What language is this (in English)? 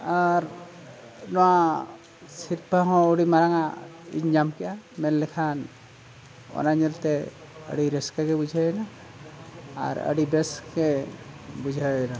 Santali